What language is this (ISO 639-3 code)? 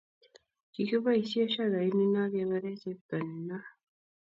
kln